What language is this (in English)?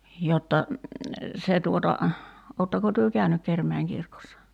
Finnish